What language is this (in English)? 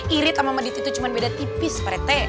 Indonesian